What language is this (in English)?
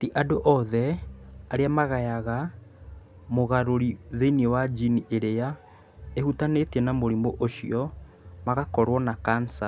Kikuyu